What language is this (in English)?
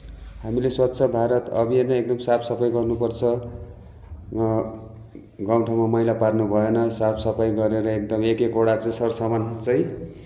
Nepali